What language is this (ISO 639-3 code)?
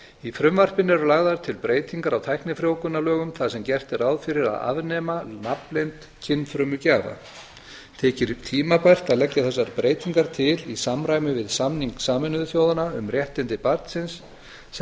isl